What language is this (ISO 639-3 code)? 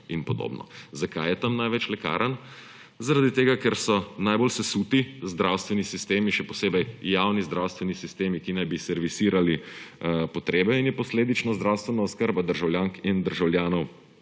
slv